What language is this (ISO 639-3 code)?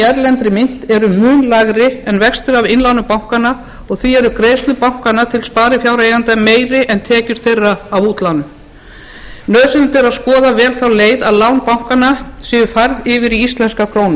isl